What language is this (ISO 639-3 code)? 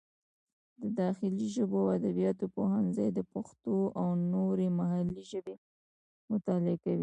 pus